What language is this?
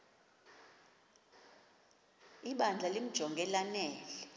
Xhosa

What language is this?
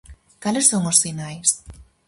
Galician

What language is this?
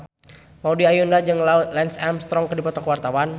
Sundanese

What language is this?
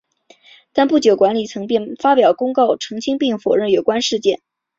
Chinese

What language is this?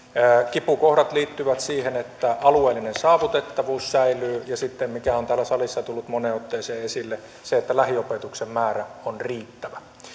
Finnish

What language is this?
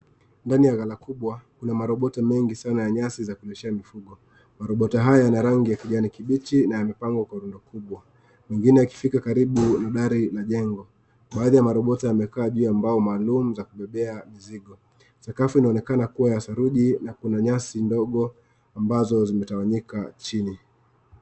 Swahili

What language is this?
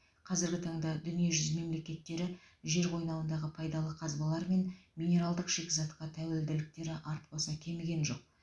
Kazakh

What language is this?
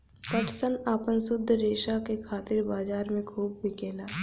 Bhojpuri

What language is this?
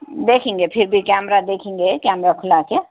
Urdu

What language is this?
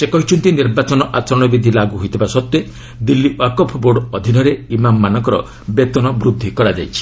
Odia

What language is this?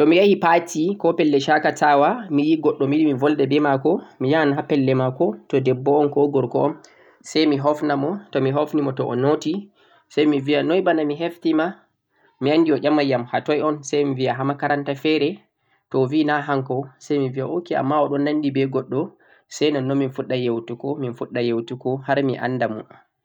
Central-Eastern Niger Fulfulde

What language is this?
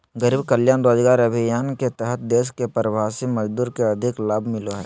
Magahi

